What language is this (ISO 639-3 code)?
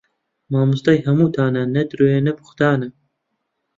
ckb